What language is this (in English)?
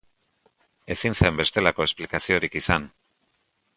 Basque